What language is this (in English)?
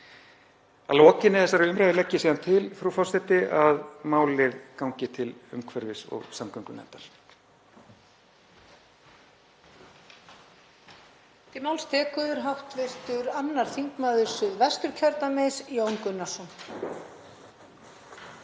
Icelandic